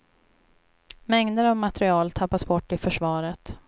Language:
Swedish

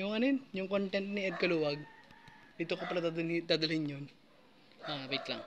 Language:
Filipino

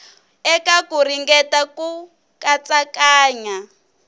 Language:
Tsonga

